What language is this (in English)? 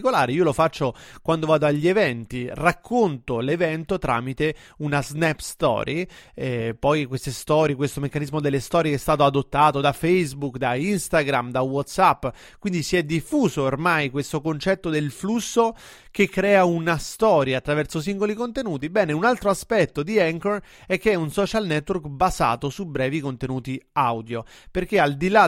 Italian